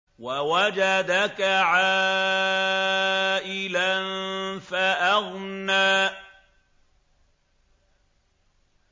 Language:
Arabic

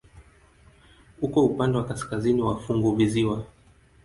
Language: Swahili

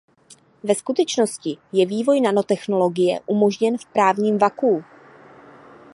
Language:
Czech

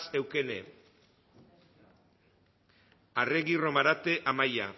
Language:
Basque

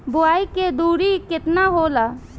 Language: Bhojpuri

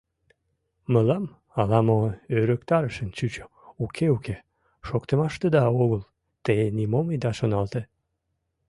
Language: Mari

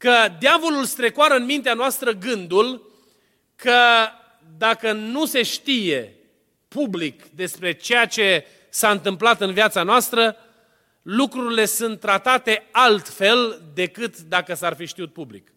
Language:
Romanian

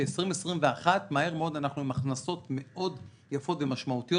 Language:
Hebrew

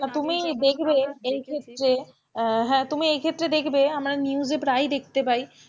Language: Bangla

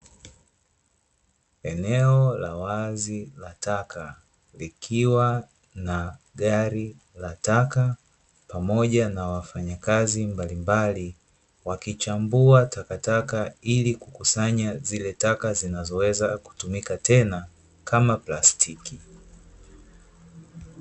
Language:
Swahili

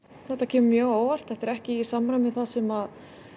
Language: Icelandic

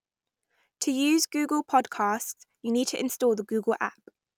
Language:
English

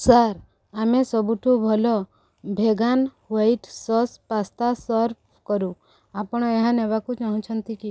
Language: Odia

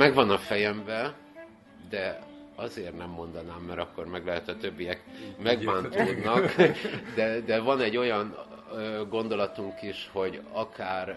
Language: Hungarian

